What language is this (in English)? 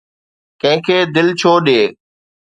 Sindhi